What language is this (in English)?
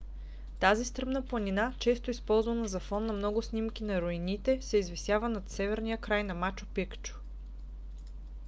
Bulgarian